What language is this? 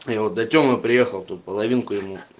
Russian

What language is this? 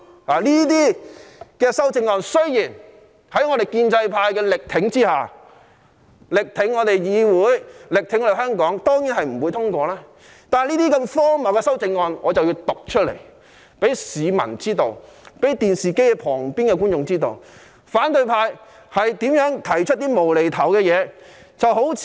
Cantonese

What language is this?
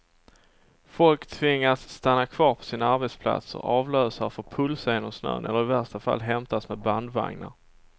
Swedish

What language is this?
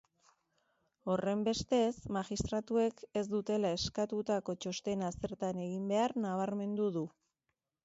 Basque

